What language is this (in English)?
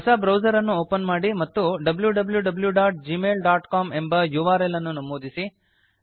Kannada